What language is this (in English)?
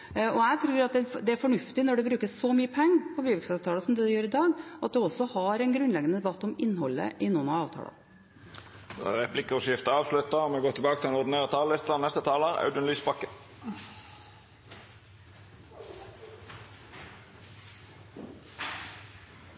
Norwegian